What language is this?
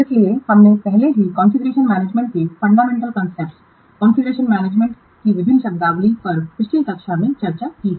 Hindi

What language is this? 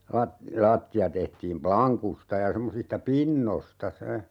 Finnish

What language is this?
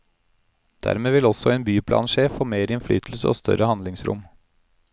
Norwegian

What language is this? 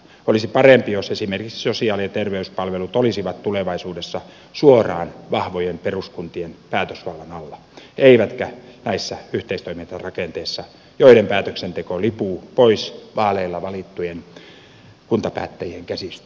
Finnish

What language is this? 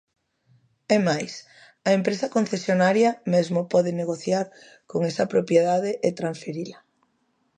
Galician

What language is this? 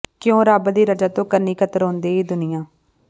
Punjabi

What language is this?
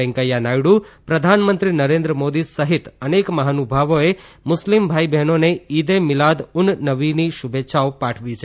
Gujarati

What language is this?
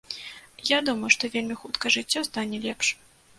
Belarusian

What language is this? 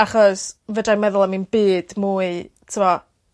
Welsh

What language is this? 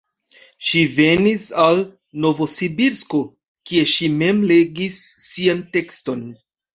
Esperanto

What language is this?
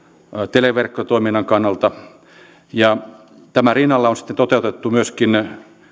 Finnish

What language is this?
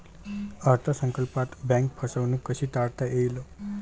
Marathi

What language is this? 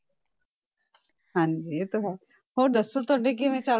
Punjabi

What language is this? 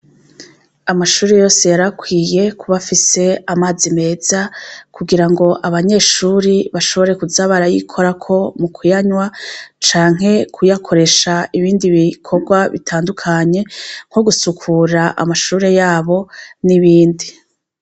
Rundi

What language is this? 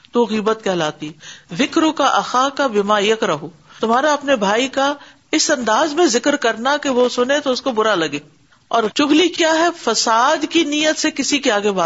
Urdu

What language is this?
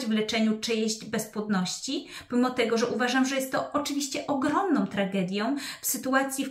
Polish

